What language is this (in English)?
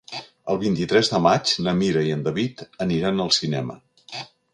Catalan